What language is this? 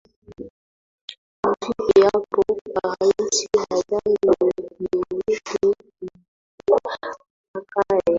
Swahili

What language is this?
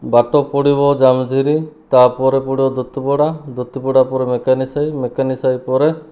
Odia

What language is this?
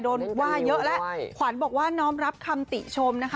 Thai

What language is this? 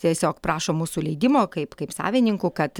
Lithuanian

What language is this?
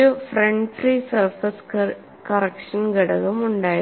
Malayalam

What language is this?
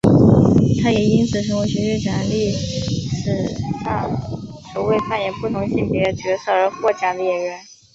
Chinese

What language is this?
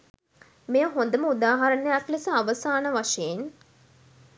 Sinhala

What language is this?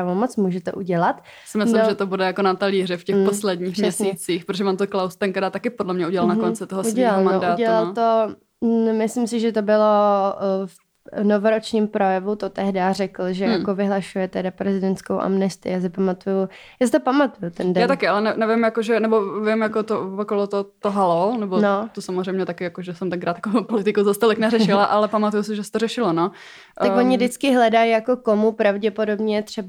Czech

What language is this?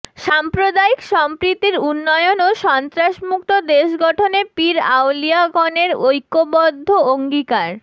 Bangla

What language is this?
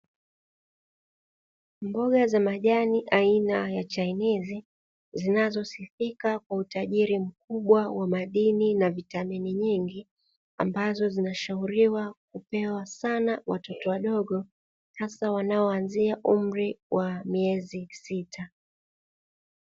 Swahili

